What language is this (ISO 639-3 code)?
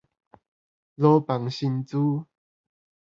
nan